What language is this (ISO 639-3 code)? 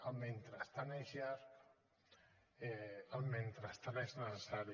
cat